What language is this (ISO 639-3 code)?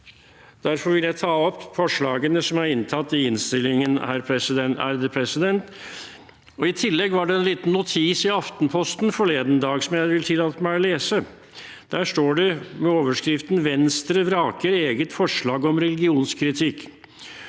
nor